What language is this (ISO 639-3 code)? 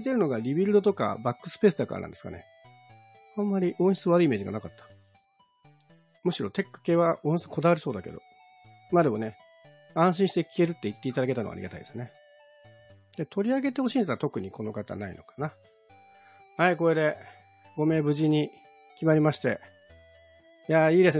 jpn